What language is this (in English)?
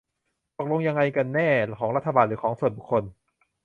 Thai